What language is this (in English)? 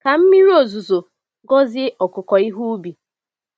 Igbo